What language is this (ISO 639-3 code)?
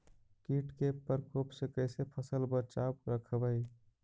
mag